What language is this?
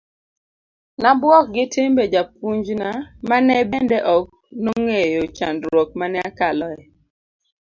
Luo (Kenya and Tanzania)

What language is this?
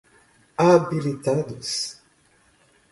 Portuguese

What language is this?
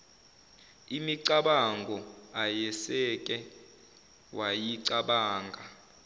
Zulu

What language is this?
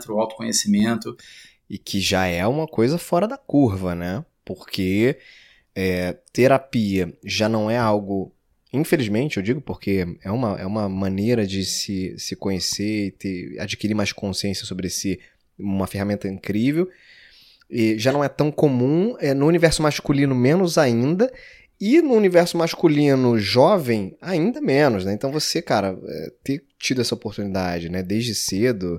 Portuguese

